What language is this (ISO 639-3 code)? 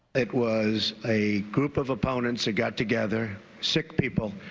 eng